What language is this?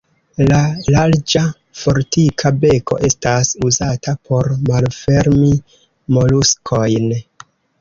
Esperanto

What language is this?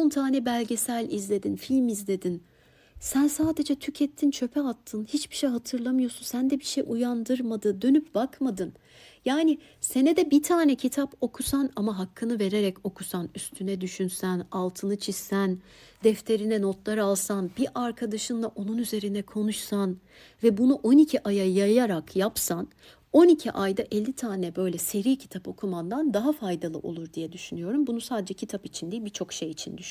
Turkish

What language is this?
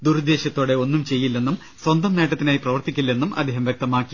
Malayalam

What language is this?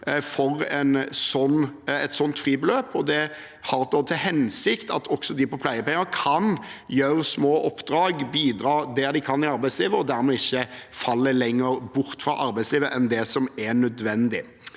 Norwegian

